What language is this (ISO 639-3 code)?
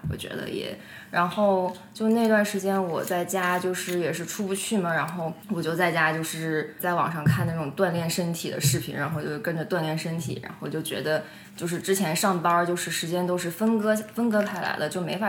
zho